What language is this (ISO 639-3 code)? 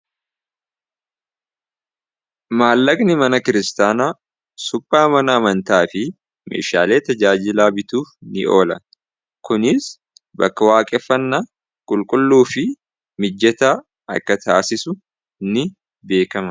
orm